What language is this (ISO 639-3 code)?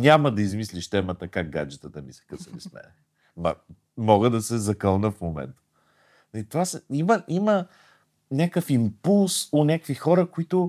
bul